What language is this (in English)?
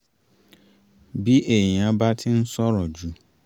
Yoruba